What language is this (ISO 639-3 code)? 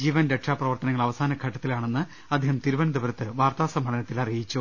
mal